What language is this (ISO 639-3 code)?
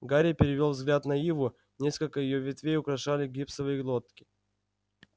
rus